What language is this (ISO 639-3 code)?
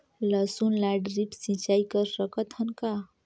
hne